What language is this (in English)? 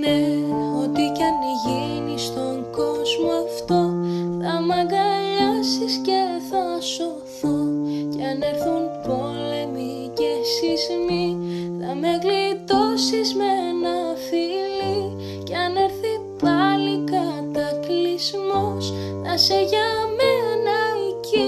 Greek